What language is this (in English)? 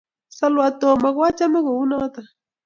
Kalenjin